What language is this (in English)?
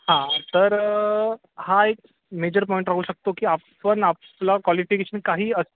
Marathi